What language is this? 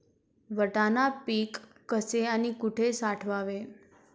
Marathi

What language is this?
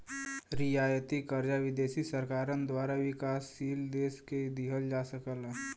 Bhojpuri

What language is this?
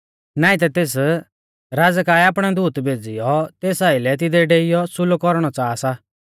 Mahasu Pahari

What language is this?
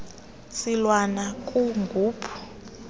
Xhosa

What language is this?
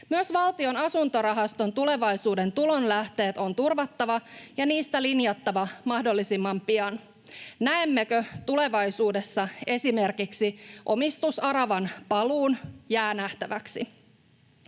Finnish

